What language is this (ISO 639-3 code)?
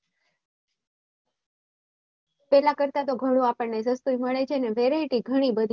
guj